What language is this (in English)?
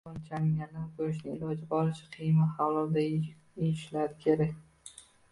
Uzbek